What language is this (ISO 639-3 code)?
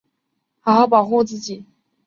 zho